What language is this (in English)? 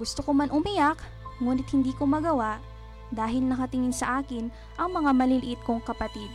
Filipino